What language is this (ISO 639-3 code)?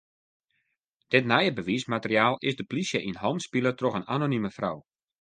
fry